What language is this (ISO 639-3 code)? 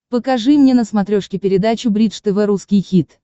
rus